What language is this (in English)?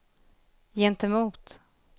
Swedish